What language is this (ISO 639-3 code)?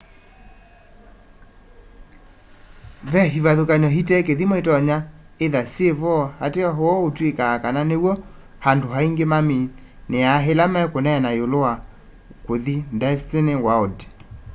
kam